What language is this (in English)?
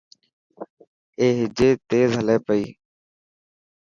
Dhatki